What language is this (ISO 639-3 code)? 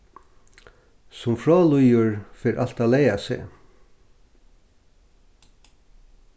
fao